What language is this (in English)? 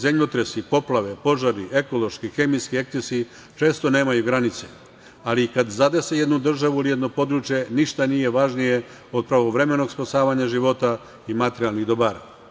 Serbian